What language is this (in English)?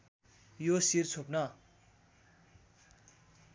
Nepali